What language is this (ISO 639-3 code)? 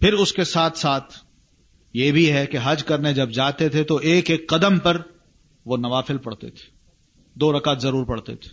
urd